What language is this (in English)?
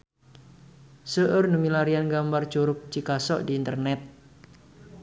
Sundanese